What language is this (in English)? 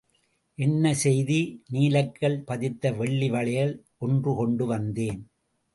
Tamil